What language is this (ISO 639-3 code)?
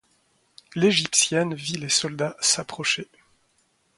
fra